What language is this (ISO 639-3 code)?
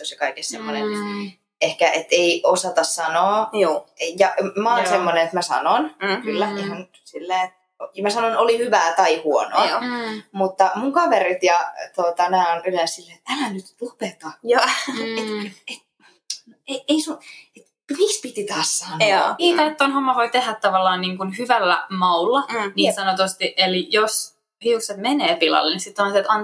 fin